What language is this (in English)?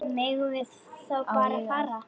Icelandic